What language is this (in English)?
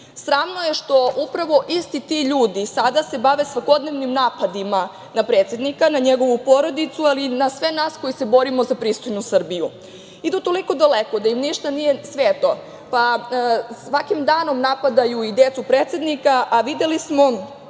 Serbian